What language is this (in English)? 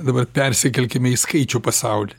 Lithuanian